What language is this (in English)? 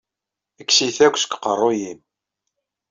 Kabyle